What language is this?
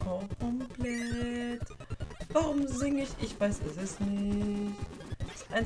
German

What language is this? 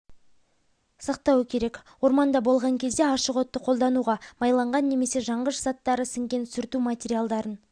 Kazakh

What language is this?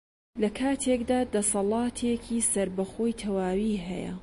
Central Kurdish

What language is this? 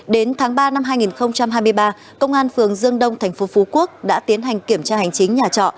Vietnamese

